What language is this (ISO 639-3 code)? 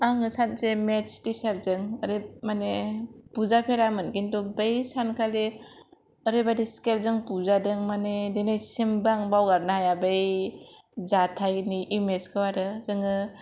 brx